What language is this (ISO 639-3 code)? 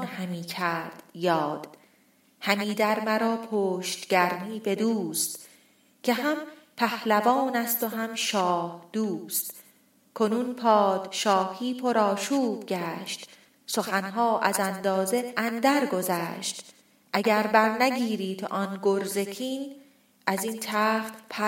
fas